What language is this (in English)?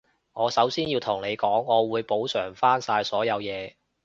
Cantonese